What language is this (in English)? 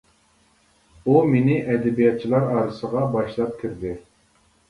Uyghur